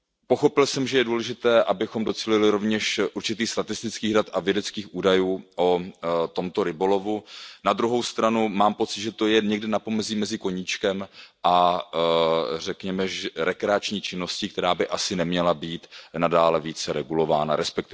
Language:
Czech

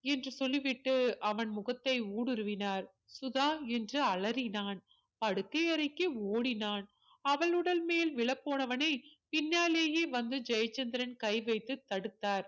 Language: Tamil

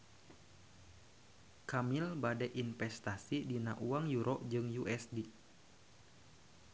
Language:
Sundanese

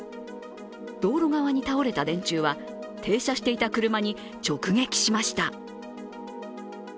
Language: Japanese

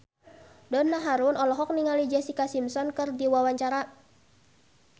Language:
Sundanese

